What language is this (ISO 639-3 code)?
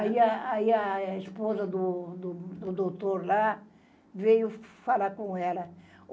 por